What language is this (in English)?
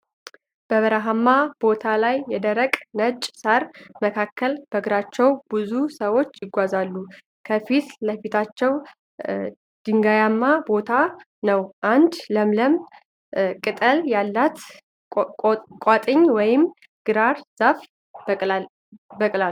Amharic